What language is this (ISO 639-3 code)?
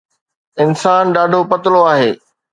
snd